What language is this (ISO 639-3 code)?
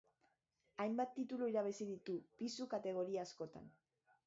eus